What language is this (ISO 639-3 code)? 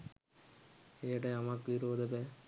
sin